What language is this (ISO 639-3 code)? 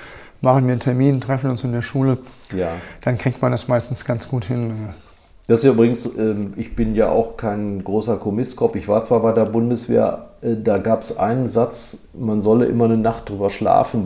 deu